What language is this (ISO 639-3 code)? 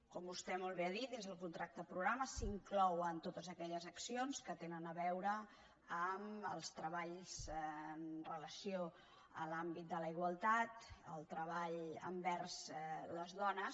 cat